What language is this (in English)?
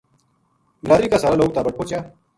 Gujari